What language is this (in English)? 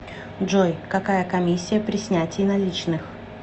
Russian